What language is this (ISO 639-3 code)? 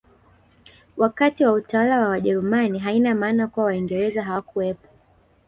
swa